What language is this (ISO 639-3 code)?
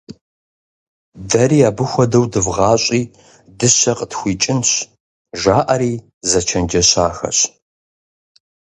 kbd